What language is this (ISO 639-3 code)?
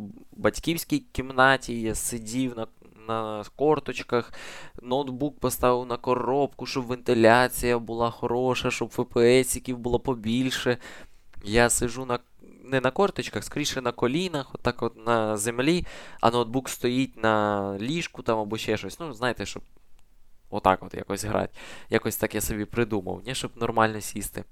ukr